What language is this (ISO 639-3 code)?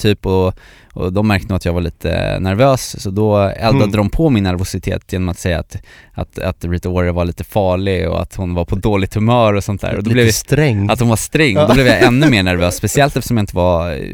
swe